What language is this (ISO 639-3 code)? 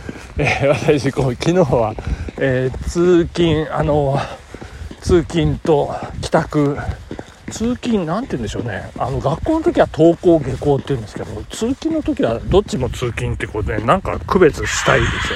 jpn